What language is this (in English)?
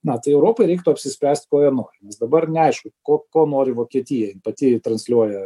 Lithuanian